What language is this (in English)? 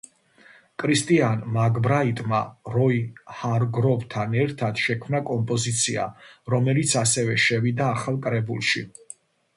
Georgian